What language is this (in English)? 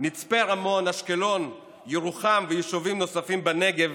Hebrew